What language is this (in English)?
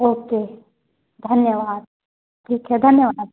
Hindi